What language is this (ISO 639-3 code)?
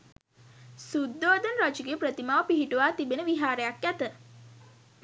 sin